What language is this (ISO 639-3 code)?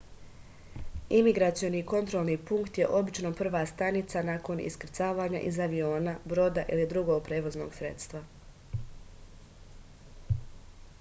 srp